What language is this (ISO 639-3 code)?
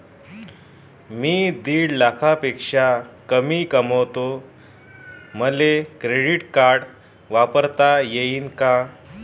mar